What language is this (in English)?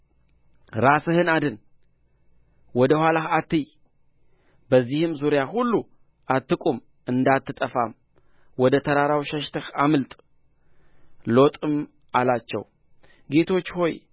Amharic